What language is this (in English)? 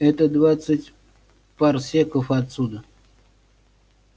Russian